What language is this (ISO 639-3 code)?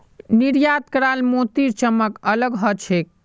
mag